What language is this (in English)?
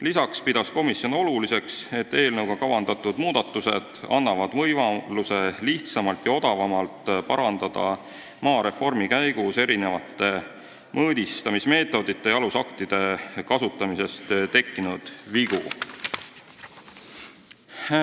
Estonian